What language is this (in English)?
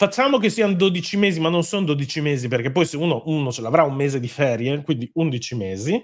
Italian